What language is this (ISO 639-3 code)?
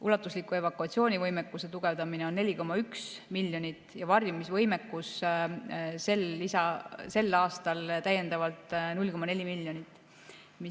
est